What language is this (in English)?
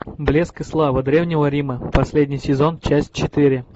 Russian